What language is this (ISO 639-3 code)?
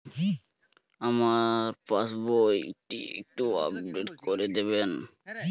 ben